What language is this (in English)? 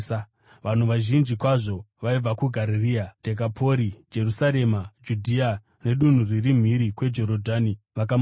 Shona